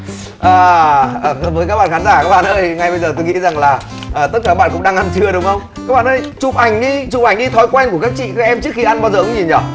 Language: Vietnamese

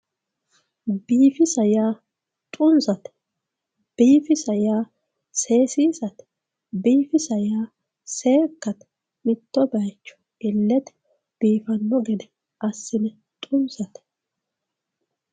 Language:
Sidamo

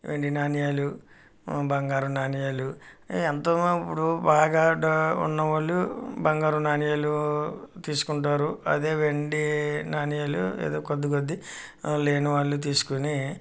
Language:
Telugu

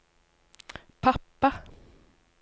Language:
Norwegian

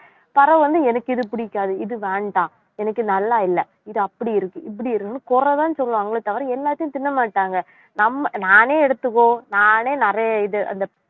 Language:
Tamil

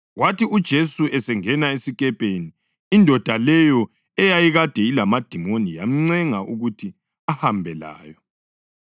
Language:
North Ndebele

